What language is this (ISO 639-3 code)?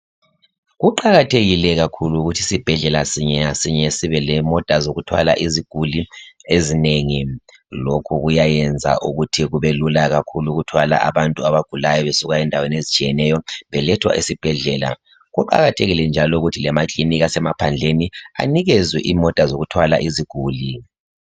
nde